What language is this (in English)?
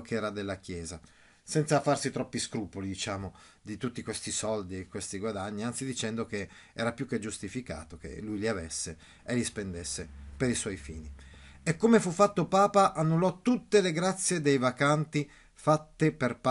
Italian